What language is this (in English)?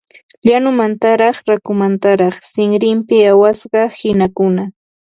Ambo-Pasco Quechua